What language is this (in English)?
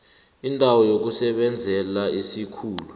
South Ndebele